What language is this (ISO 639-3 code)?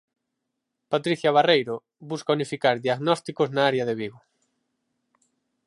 glg